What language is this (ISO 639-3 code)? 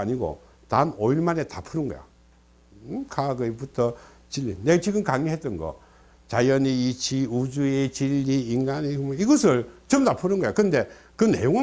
kor